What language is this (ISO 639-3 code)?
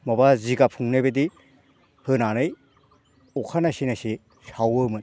brx